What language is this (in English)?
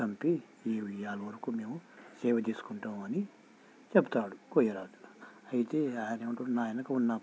Telugu